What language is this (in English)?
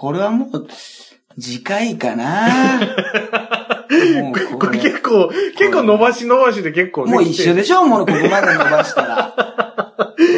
Japanese